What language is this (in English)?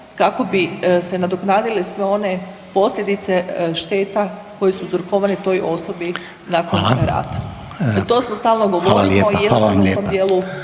Croatian